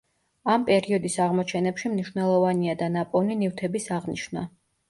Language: Georgian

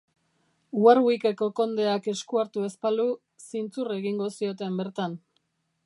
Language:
Basque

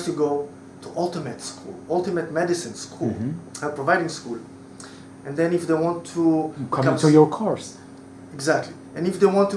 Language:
English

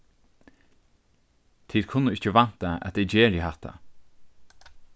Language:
Faroese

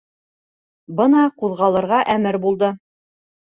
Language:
Bashkir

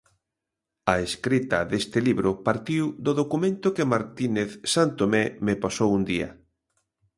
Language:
Galician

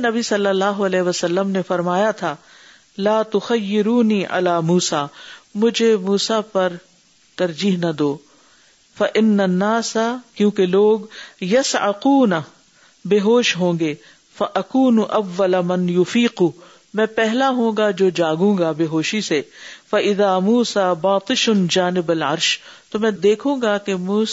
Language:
Urdu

